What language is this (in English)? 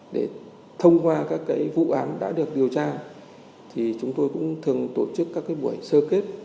Vietnamese